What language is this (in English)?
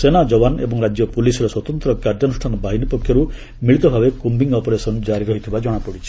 Odia